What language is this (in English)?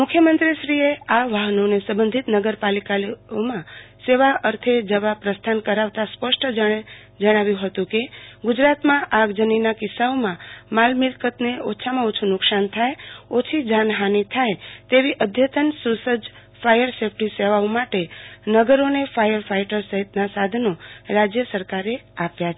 Gujarati